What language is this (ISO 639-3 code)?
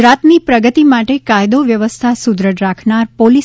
guj